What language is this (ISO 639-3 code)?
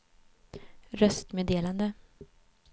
swe